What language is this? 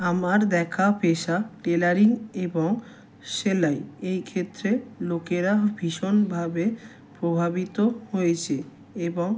Bangla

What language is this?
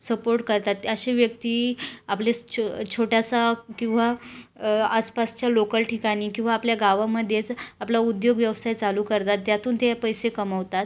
Marathi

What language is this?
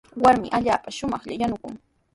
Sihuas Ancash Quechua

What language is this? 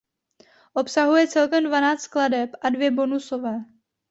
Czech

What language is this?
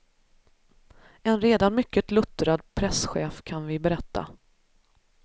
Swedish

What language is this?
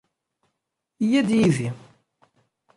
Kabyle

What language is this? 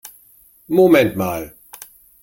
German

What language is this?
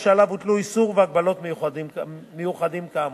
Hebrew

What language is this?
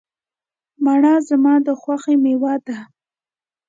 Pashto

